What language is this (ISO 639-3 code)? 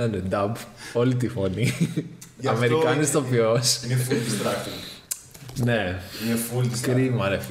ell